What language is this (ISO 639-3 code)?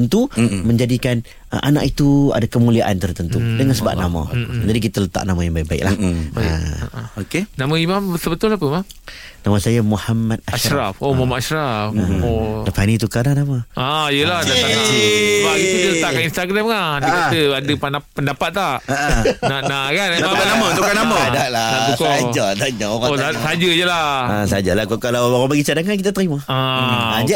msa